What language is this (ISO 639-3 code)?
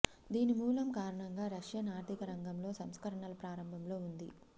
tel